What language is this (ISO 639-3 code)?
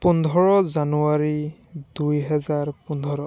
asm